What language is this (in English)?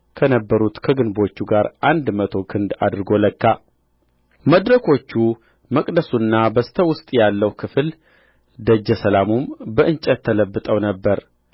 Amharic